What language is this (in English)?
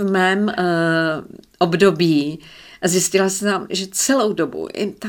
Czech